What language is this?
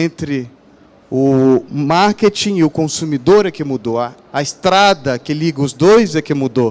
Portuguese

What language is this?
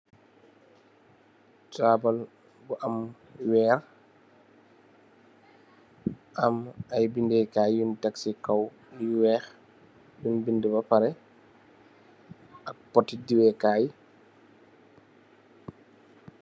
Wolof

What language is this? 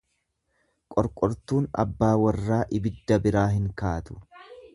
Oromo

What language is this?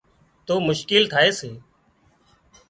Wadiyara Koli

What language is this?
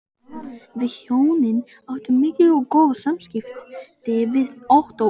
Icelandic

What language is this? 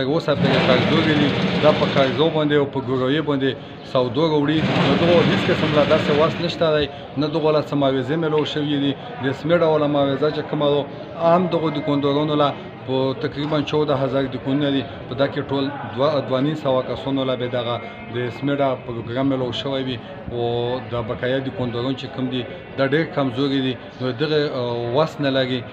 Romanian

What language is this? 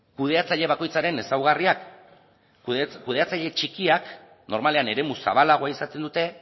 Basque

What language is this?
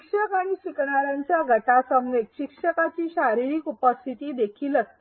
Marathi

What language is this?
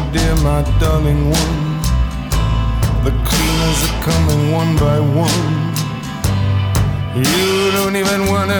Italian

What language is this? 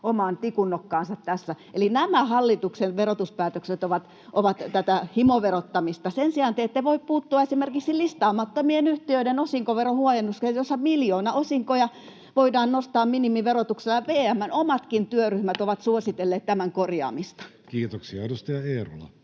Finnish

